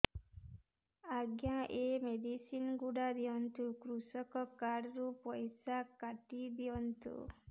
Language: Odia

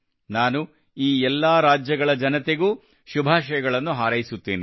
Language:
Kannada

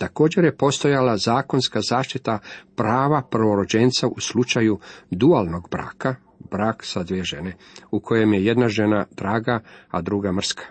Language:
Croatian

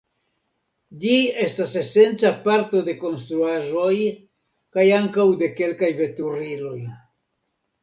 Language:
Esperanto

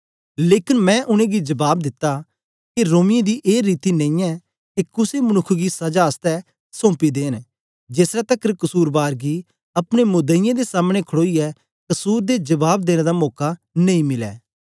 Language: Dogri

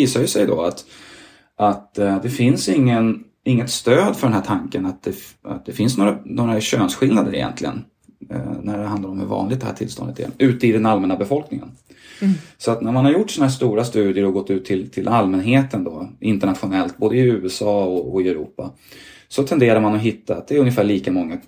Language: Swedish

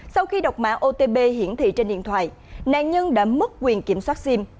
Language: Vietnamese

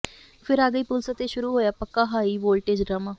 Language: Punjabi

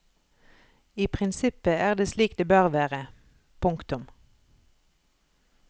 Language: Norwegian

